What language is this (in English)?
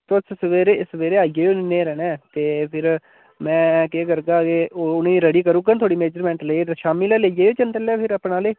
Dogri